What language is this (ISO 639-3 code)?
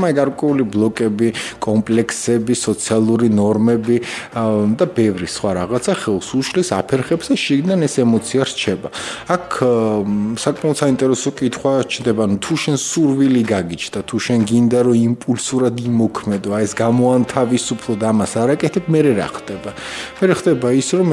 ron